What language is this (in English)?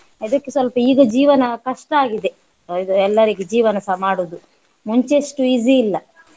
Kannada